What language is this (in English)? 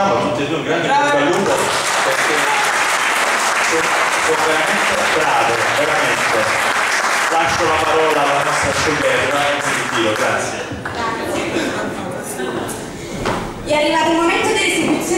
Italian